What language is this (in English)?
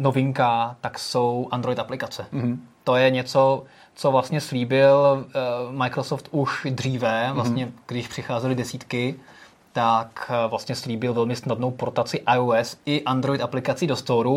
Czech